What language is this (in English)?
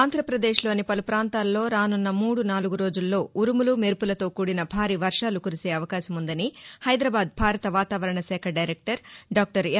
Telugu